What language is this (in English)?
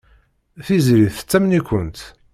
Kabyle